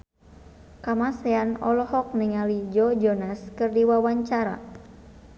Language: Sundanese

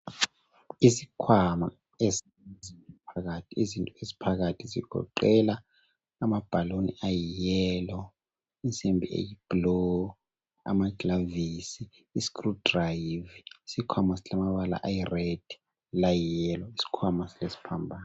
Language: North Ndebele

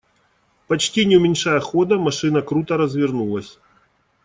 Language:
Russian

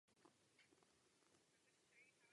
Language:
Czech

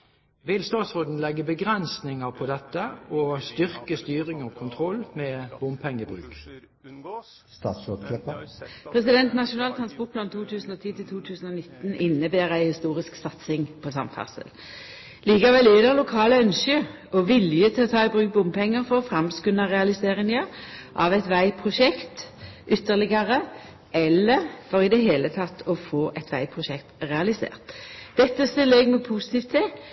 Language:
Norwegian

